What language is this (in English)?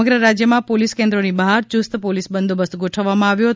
Gujarati